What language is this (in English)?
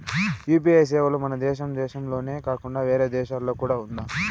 Telugu